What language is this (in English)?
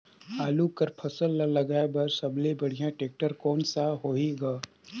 Chhattisgarhi